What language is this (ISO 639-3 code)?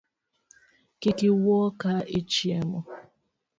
luo